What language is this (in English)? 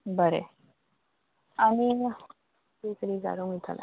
Konkani